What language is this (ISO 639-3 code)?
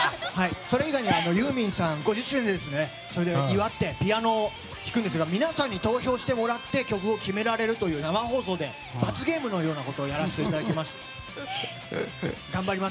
jpn